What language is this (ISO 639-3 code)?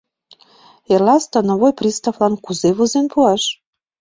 chm